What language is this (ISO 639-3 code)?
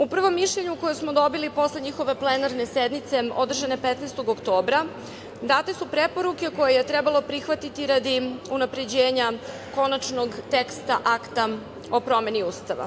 srp